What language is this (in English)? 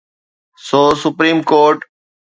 Sindhi